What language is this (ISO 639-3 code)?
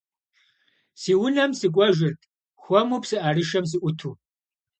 kbd